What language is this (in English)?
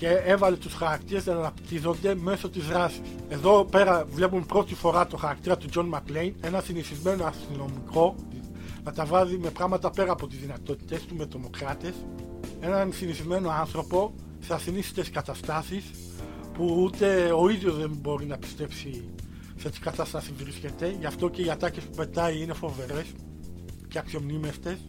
Greek